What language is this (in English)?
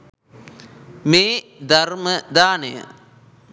Sinhala